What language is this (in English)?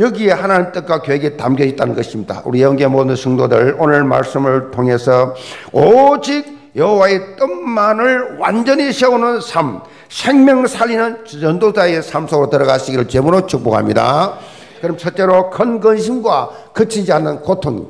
Korean